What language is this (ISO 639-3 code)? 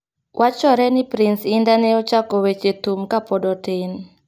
luo